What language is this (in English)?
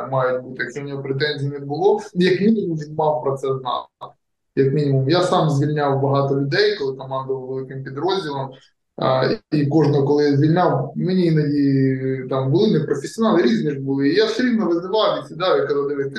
Ukrainian